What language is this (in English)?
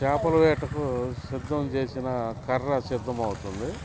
Telugu